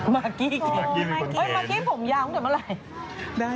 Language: Thai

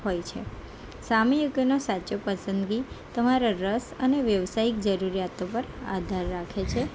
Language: Gujarati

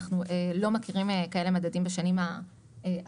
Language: Hebrew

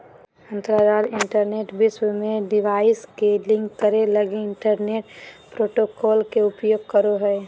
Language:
Magahi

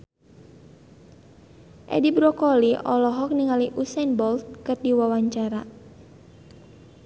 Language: Sundanese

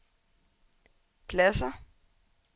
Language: Danish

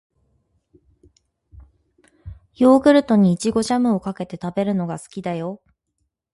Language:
Japanese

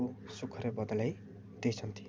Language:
Odia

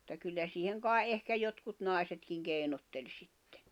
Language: Finnish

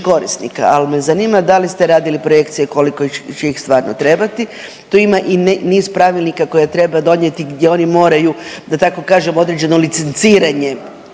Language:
Croatian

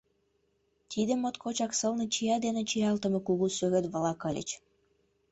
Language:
Mari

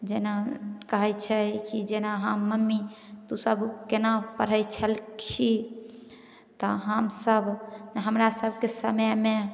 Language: Maithili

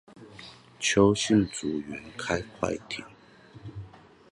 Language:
Chinese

